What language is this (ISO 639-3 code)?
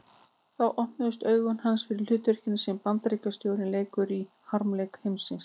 isl